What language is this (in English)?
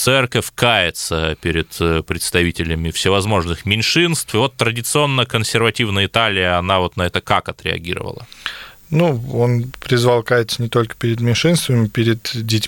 Russian